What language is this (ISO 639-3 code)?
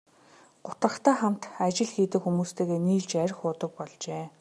mon